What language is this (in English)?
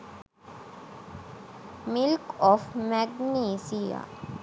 Sinhala